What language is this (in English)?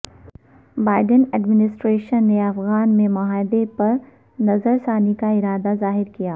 Urdu